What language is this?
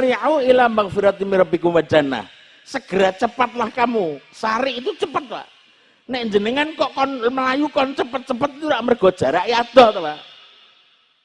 Indonesian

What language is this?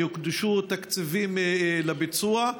Hebrew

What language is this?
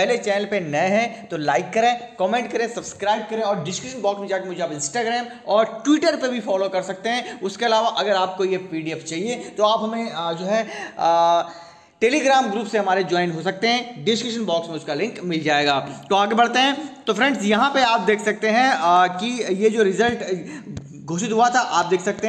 Hindi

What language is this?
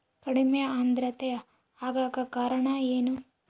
Kannada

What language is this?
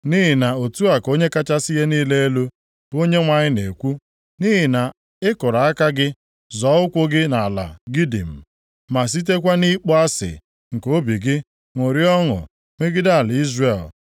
Igbo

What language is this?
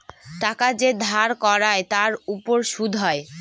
Bangla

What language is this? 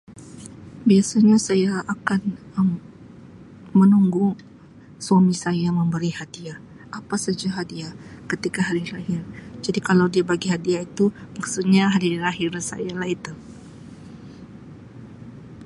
Sabah Malay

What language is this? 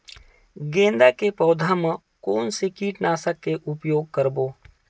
Chhattisgarhi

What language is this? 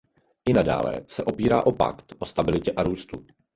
Czech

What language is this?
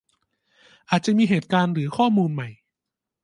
Thai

